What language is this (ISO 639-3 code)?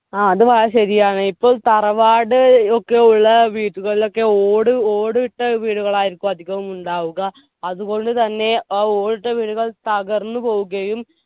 mal